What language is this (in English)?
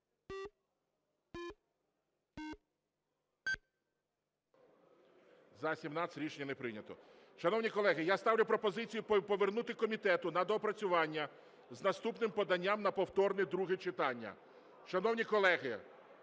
Ukrainian